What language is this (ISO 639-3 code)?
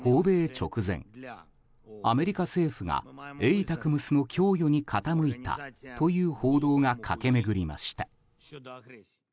jpn